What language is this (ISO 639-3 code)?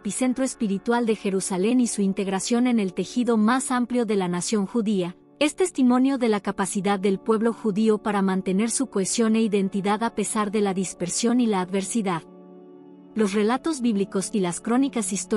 spa